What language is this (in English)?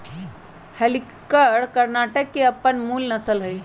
Magahi